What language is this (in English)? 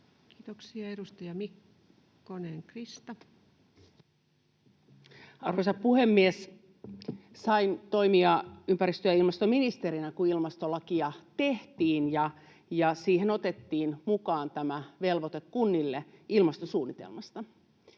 Finnish